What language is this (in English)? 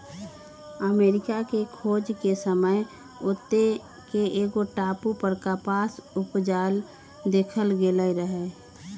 Magahi